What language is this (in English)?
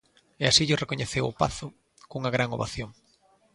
Galician